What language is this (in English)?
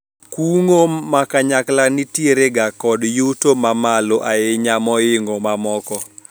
Luo (Kenya and Tanzania)